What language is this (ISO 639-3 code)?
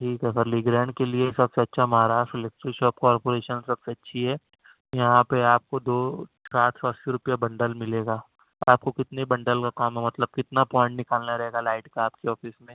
urd